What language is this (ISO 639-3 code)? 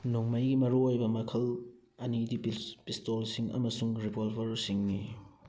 mni